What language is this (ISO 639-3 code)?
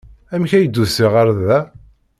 kab